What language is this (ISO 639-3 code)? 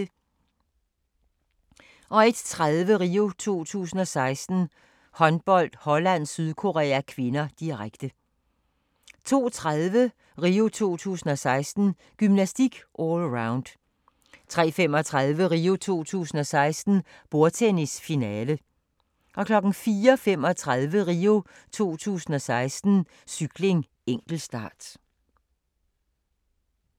dan